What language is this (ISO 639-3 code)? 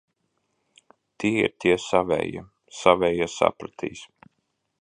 lav